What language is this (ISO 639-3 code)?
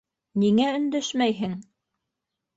bak